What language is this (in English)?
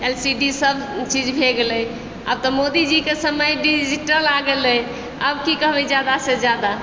Maithili